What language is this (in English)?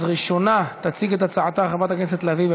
Hebrew